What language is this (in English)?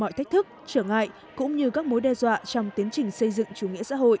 Vietnamese